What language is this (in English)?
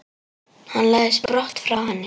Icelandic